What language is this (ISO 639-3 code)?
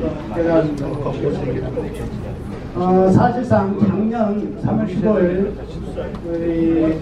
kor